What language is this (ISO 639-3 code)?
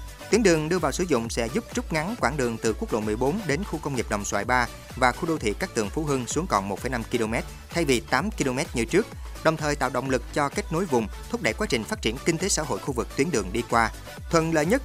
vie